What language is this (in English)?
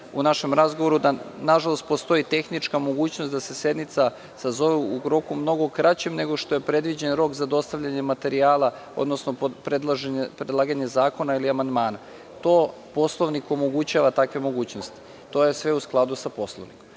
Serbian